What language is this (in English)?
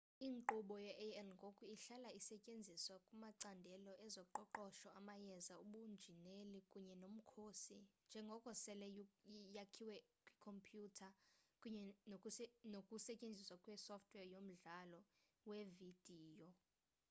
Xhosa